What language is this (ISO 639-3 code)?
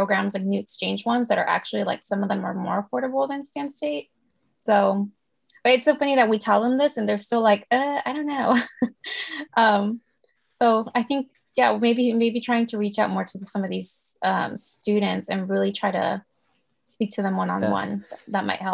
eng